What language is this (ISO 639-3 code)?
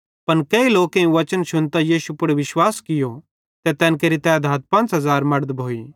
bhd